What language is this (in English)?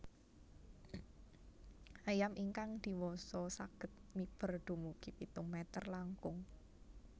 Javanese